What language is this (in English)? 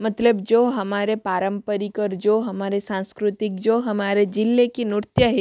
Hindi